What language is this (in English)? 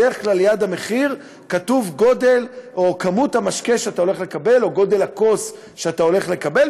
Hebrew